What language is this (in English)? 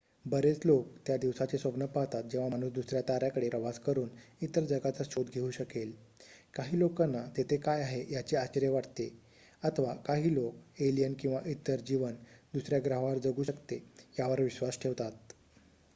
Marathi